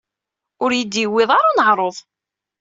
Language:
Kabyle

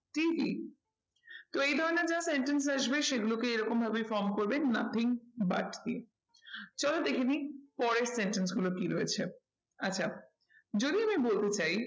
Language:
Bangla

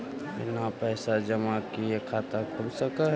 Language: Magahi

